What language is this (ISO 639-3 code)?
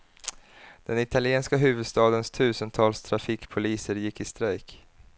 swe